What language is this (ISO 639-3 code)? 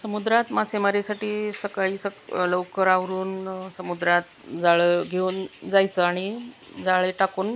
mar